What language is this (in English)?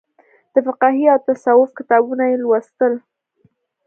Pashto